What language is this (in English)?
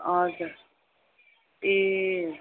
Nepali